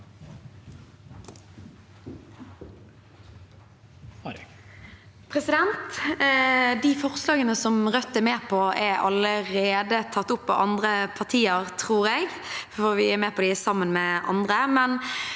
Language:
Norwegian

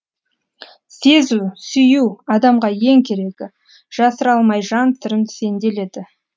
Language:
Kazakh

